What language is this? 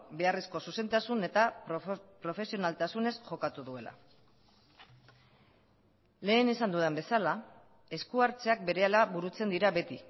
Basque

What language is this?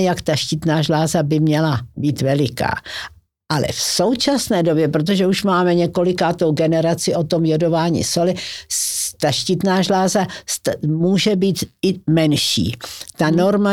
Czech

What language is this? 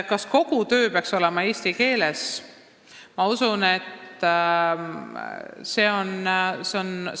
Estonian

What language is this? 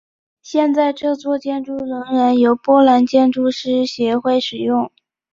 Chinese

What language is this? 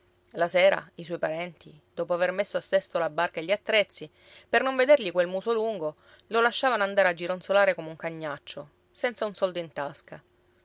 Italian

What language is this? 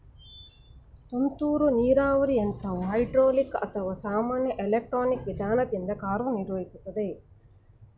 Kannada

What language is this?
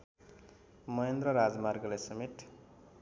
Nepali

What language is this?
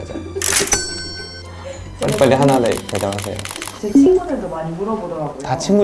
Korean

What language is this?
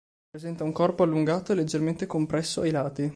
Italian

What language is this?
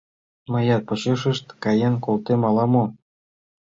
Mari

